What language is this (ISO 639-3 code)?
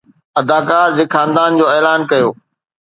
snd